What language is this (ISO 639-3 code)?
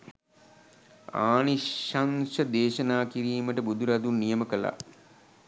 sin